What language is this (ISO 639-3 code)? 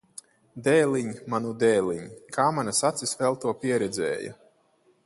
lav